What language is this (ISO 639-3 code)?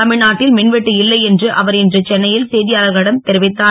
tam